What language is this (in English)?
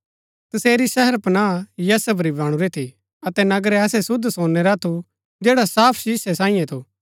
Gaddi